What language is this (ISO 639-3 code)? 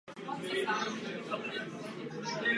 ces